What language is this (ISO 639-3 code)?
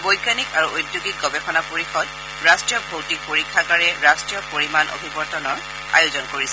asm